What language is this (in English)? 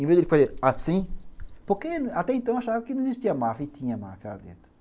Portuguese